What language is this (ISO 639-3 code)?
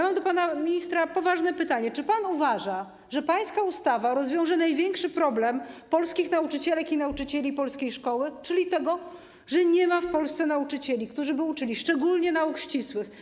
pol